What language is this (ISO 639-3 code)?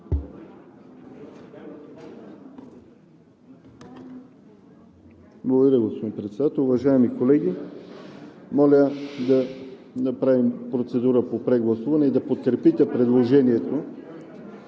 bul